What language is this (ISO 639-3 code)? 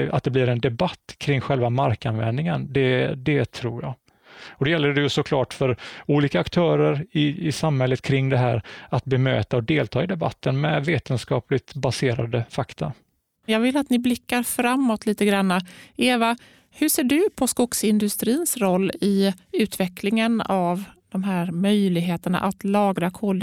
swe